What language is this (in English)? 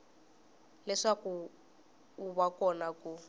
Tsonga